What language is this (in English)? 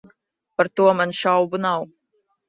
Latvian